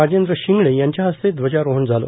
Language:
Marathi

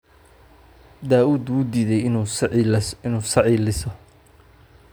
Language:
Somali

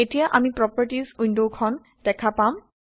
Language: Assamese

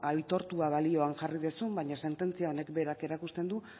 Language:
Basque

